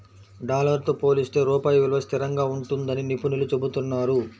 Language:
Telugu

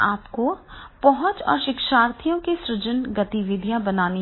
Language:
Hindi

